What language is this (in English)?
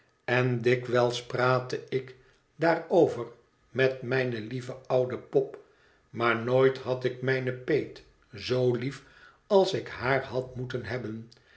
Dutch